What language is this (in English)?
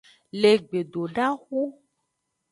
Aja (Benin)